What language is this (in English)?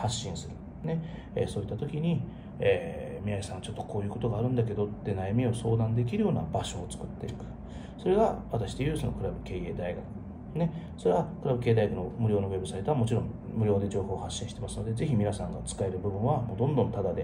Japanese